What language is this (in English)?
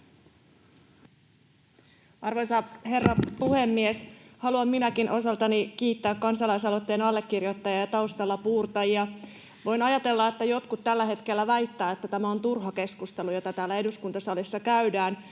Finnish